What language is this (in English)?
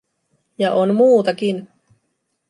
Finnish